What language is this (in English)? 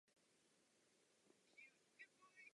Czech